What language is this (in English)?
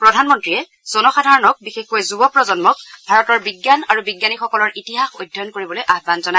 Assamese